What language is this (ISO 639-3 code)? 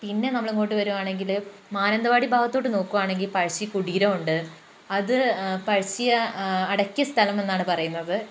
mal